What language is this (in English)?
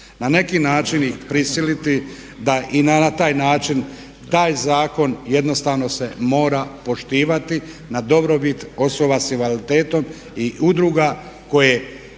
Croatian